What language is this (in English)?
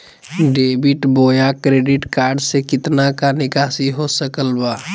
Magahi